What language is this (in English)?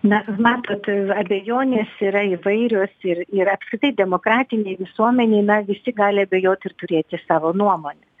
Lithuanian